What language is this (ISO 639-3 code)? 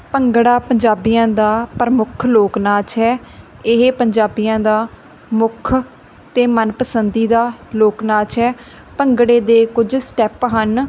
pan